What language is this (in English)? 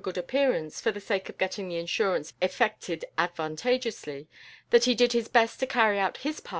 English